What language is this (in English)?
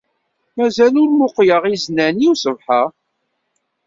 Kabyle